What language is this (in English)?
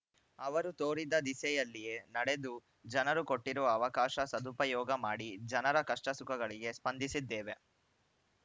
Kannada